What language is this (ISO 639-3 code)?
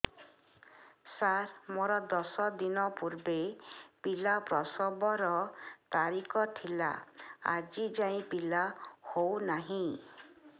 ori